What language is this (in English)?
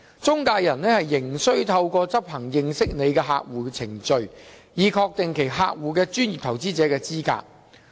Cantonese